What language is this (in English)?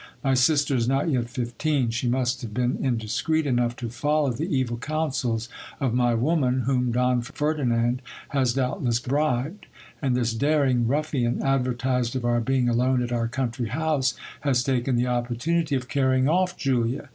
English